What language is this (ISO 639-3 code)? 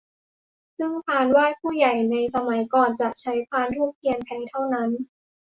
tha